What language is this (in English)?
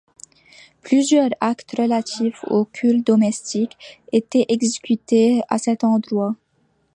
French